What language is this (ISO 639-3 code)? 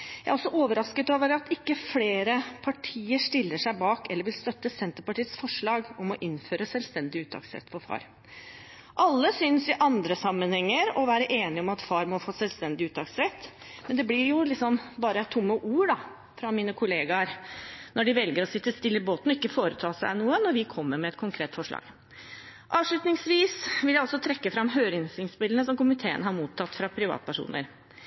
nob